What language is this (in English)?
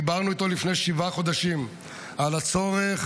Hebrew